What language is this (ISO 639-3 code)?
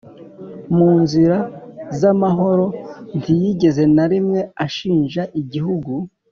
kin